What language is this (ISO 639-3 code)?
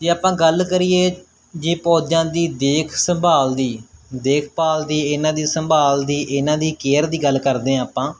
pan